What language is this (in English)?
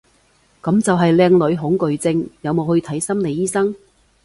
Cantonese